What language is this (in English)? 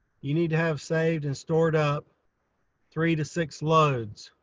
English